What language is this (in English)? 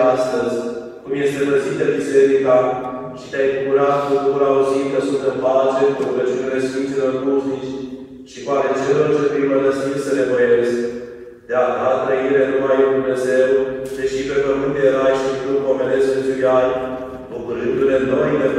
Romanian